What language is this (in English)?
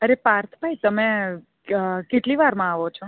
Gujarati